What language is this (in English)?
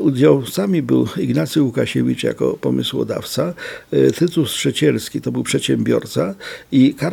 Polish